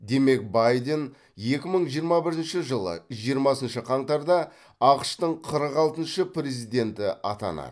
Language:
Kazakh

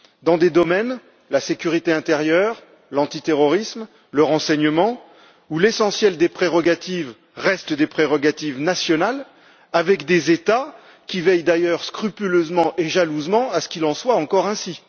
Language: French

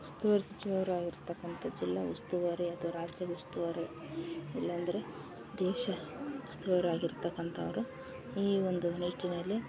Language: Kannada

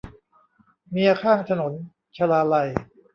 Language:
Thai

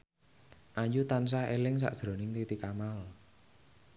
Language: Javanese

